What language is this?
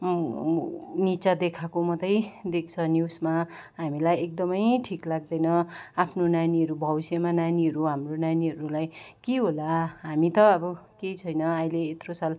Nepali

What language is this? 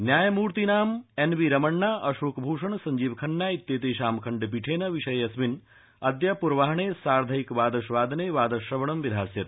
Sanskrit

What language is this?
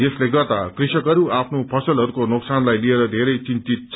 Nepali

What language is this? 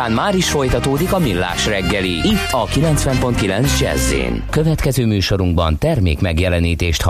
Hungarian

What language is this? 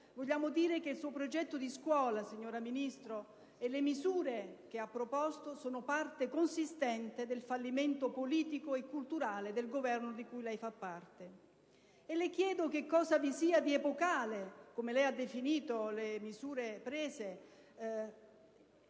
Italian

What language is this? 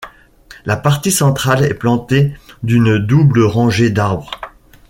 French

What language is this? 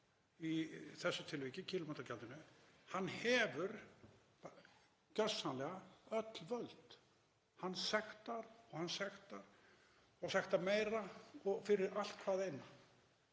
Icelandic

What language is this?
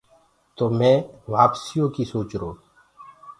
Gurgula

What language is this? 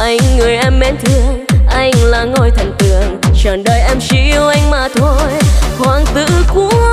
Vietnamese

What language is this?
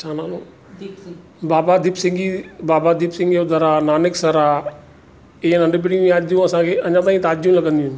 Sindhi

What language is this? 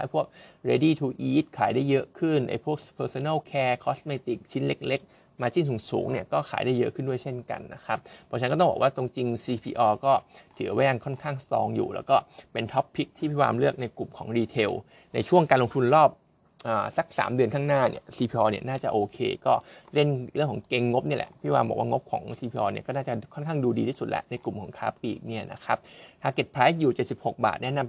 Thai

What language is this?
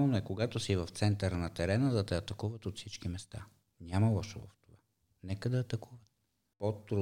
Bulgarian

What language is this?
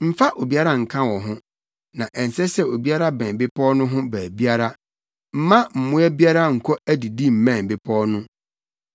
Akan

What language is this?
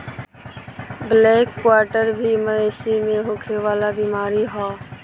Bhojpuri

